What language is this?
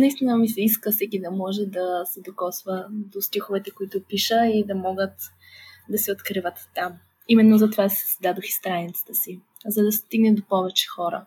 Bulgarian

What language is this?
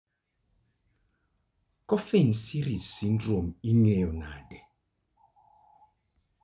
Luo (Kenya and Tanzania)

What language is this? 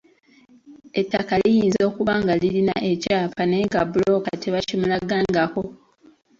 Ganda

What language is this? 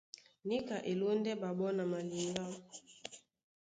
Duala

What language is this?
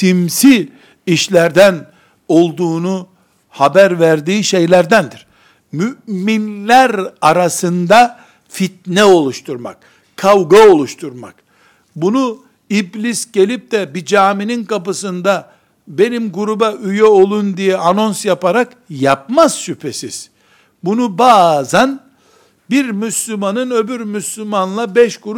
Turkish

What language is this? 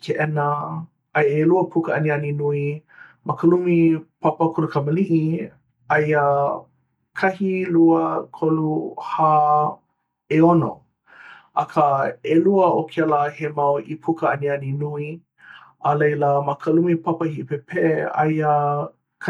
Hawaiian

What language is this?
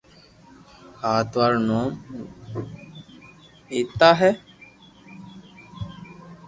Loarki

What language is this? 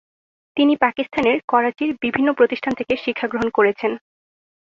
Bangla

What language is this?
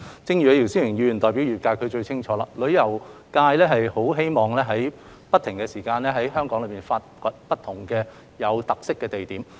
Cantonese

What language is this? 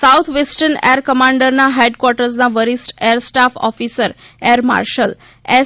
Gujarati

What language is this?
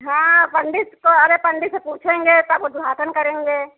Hindi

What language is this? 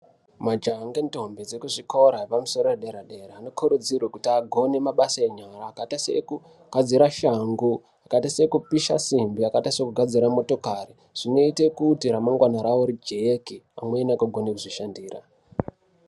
Ndau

